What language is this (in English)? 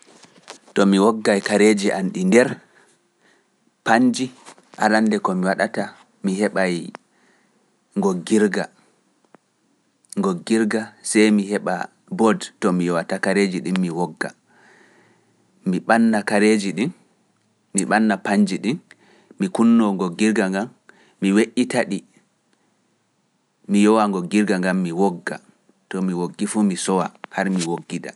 Pular